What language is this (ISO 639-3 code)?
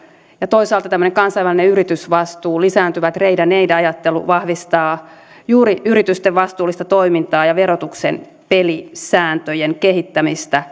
fin